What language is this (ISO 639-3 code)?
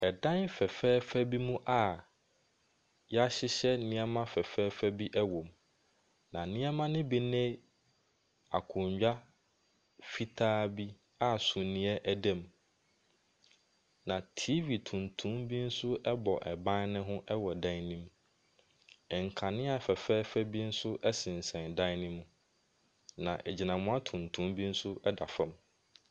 aka